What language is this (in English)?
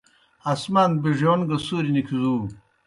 Kohistani Shina